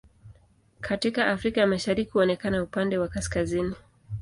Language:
Swahili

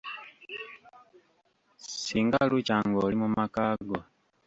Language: Ganda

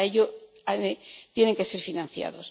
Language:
Spanish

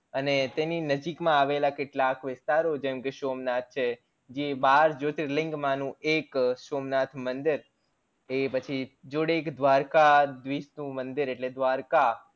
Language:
Gujarati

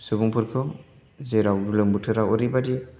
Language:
Bodo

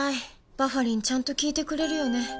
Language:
Japanese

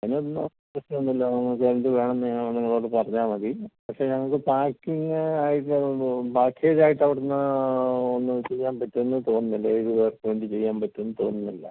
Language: Malayalam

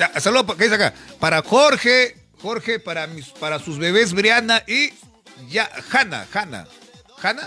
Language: Spanish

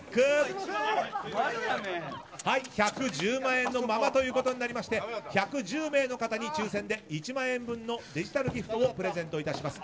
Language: Japanese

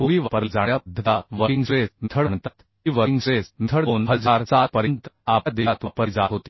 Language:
Marathi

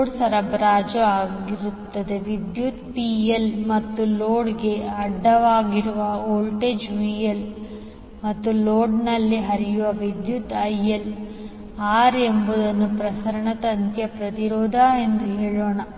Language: Kannada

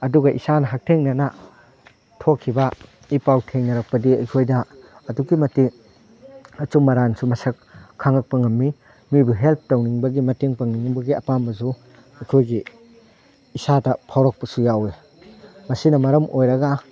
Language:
Manipuri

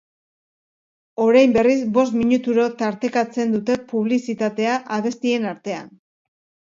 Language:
Basque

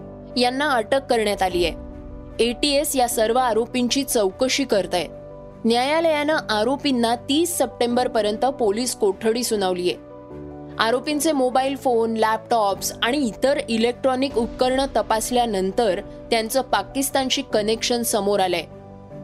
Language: Marathi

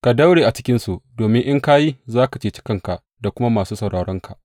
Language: Hausa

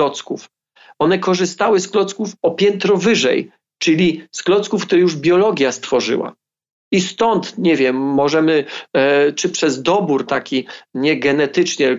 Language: Polish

